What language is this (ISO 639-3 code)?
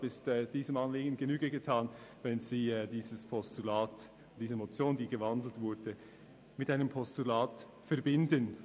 gsw